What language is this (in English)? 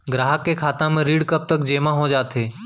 Chhattisgarhi